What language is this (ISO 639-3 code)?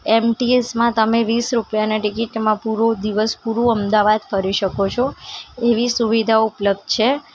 guj